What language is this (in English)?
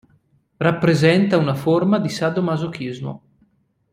Italian